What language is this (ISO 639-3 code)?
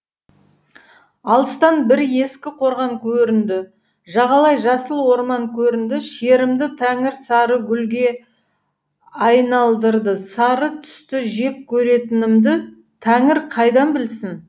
kaz